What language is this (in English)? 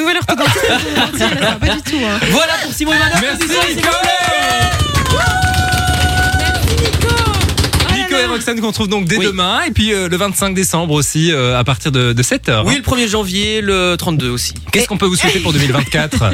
French